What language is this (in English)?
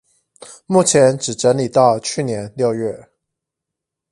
Chinese